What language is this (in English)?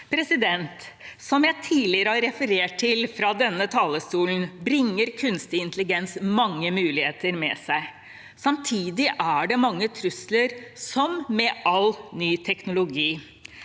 Norwegian